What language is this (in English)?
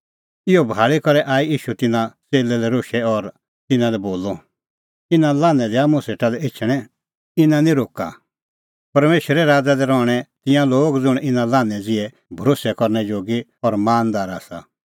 Kullu Pahari